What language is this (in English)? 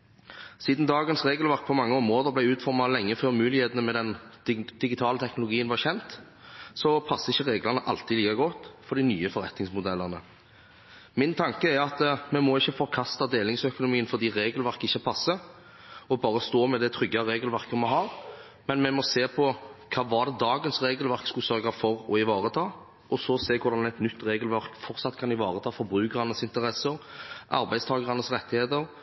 Norwegian Bokmål